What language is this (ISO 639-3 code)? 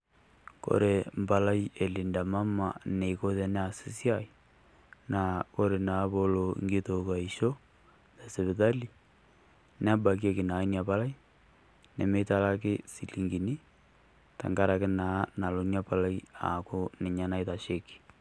mas